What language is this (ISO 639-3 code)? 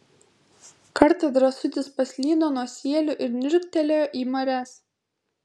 lit